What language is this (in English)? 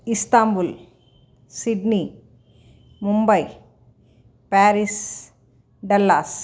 Sanskrit